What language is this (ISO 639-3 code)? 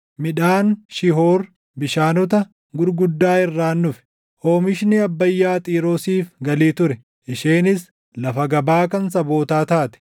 orm